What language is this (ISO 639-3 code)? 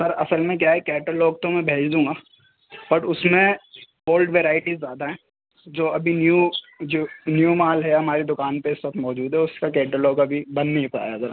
urd